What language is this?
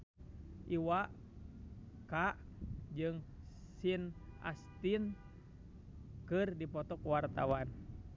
Sundanese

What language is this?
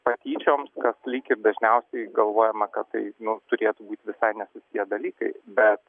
Lithuanian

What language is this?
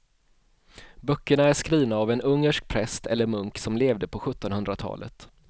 Swedish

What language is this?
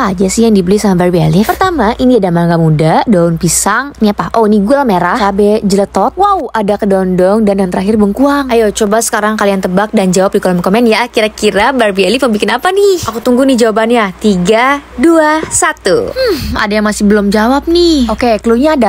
Indonesian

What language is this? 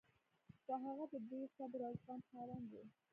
Pashto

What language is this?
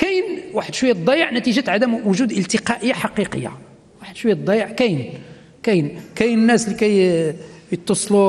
Arabic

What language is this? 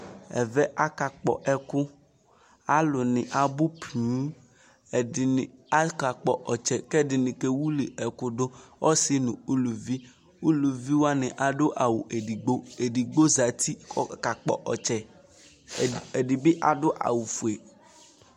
Ikposo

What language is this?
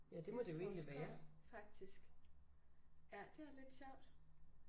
Danish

